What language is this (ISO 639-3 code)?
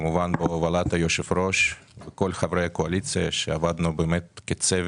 heb